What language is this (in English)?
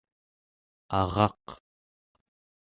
Central Yupik